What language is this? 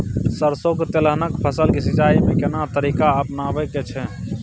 Maithili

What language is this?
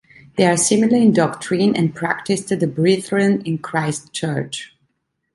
English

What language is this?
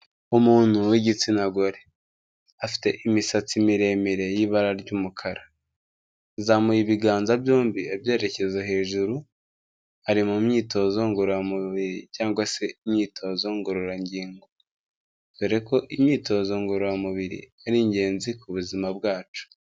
Kinyarwanda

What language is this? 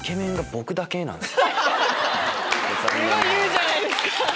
Japanese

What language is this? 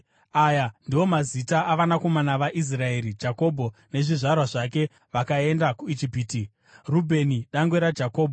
Shona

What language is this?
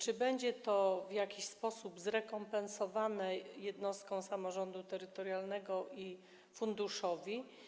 Polish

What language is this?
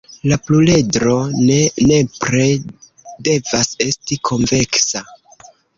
Esperanto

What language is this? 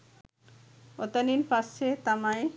Sinhala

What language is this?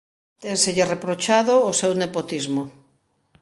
Galician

